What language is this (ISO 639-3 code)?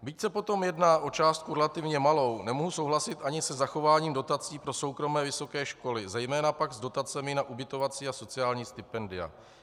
ces